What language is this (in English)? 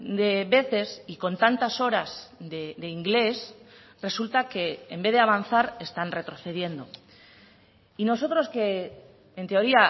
Spanish